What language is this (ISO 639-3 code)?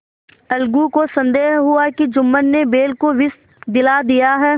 hin